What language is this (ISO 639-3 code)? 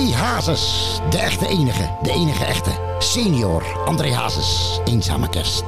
nld